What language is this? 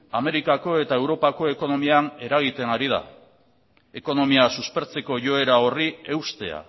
Basque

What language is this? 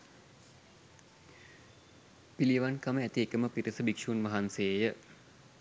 Sinhala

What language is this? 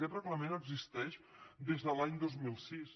Catalan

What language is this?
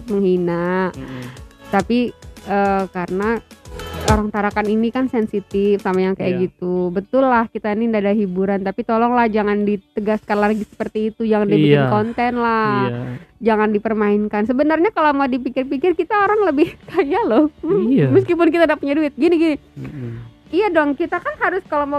Indonesian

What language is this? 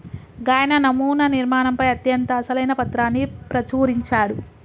Telugu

